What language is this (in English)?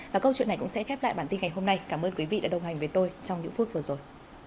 Vietnamese